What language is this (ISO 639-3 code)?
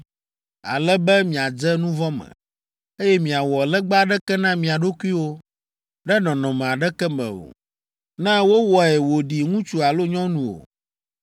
ewe